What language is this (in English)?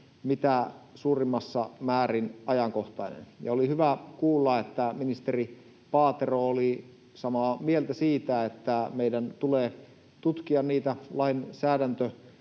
Finnish